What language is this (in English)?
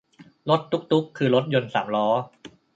Thai